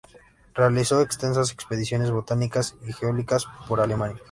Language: Spanish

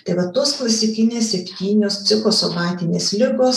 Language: Lithuanian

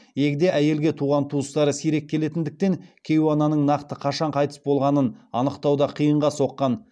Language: Kazakh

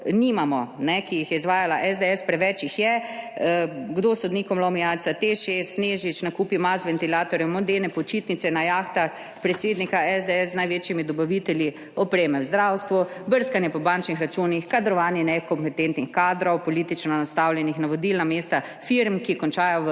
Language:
Slovenian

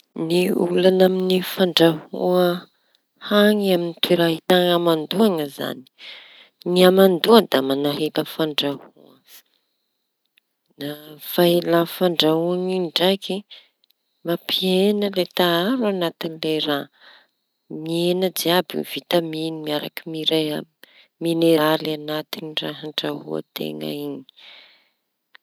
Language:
Tanosy Malagasy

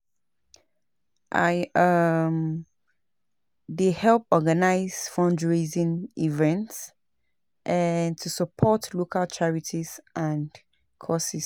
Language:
Nigerian Pidgin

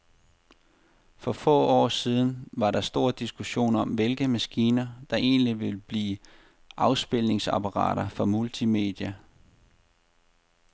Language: Danish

